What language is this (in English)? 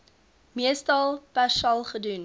Afrikaans